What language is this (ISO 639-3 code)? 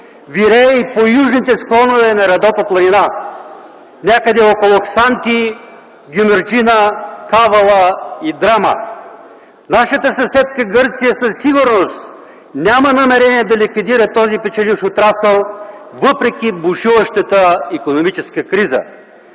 bul